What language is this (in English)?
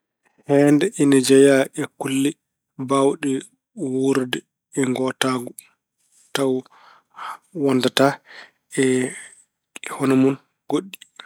Fula